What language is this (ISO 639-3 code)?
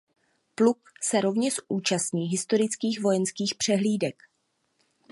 ces